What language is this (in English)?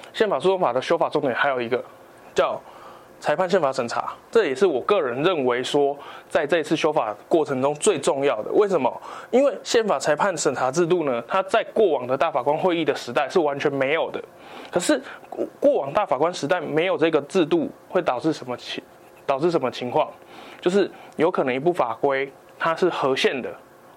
Chinese